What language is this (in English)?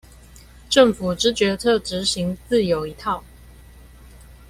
Chinese